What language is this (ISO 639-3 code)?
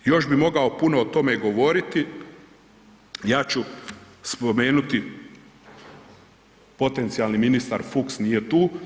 hrv